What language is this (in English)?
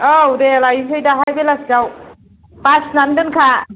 Bodo